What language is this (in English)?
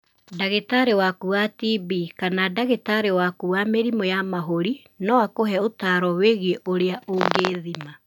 Kikuyu